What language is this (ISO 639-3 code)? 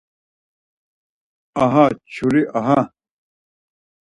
lzz